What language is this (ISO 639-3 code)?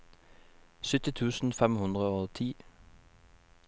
nor